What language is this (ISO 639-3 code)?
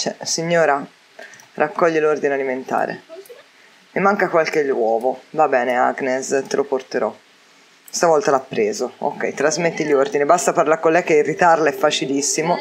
ita